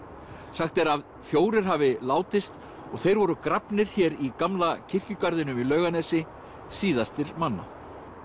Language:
Icelandic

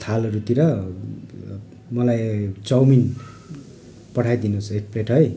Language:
Nepali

